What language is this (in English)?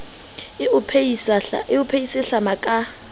Southern Sotho